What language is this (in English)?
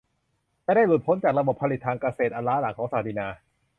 Thai